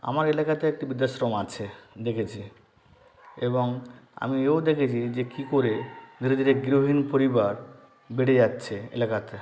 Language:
Bangla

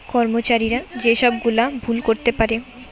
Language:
Bangla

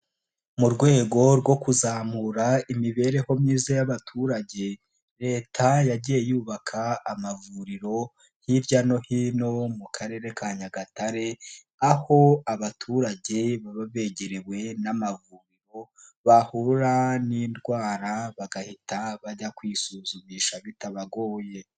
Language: Kinyarwanda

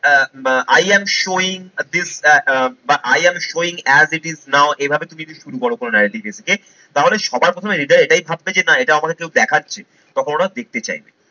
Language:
Bangla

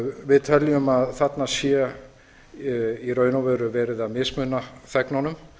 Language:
Icelandic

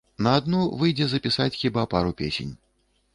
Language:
Belarusian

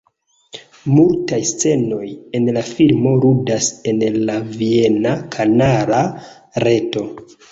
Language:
Esperanto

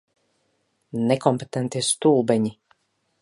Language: Latvian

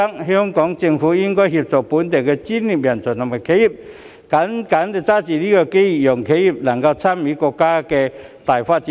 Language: Cantonese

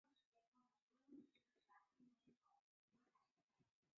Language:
Chinese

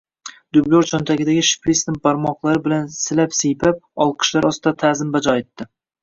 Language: Uzbek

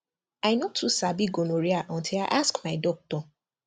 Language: Nigerian Pidgin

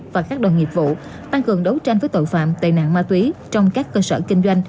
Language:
Vietnamese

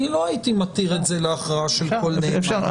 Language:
Hebrew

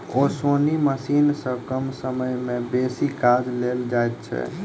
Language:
Maithili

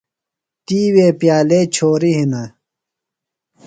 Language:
Phalura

